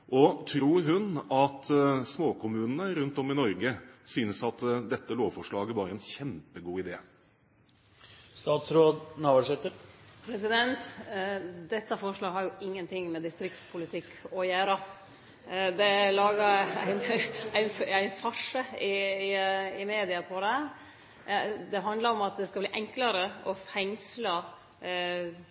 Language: Norwegian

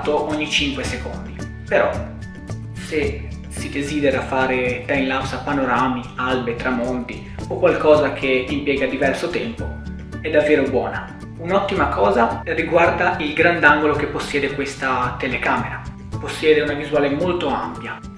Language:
Italian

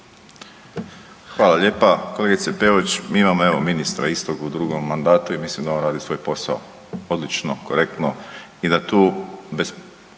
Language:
Croatian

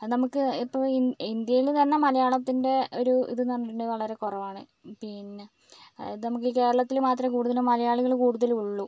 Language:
Malayalam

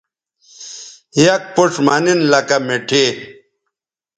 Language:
Bateri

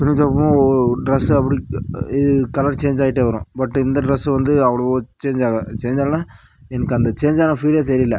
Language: Tamil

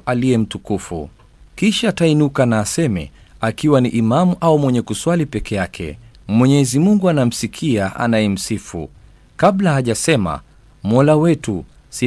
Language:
Swahili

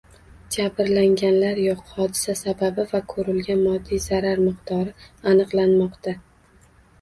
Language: Uzbek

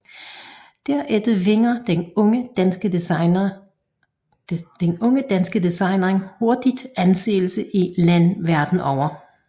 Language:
Danish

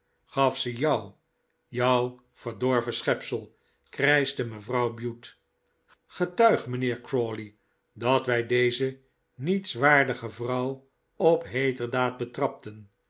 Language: Dutch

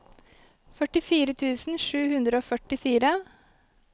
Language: Norwegian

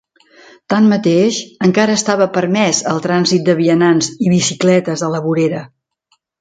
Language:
Catalan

